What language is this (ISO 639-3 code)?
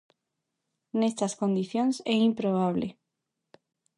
glg